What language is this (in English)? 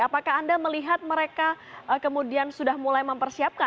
Indonesian